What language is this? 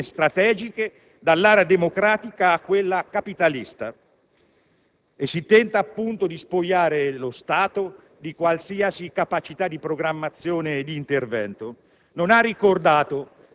Italian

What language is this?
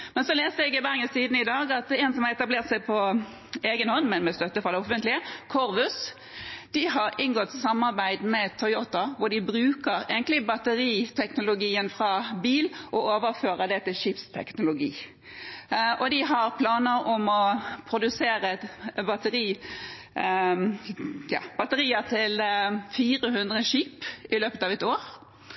Norwegian Bokmål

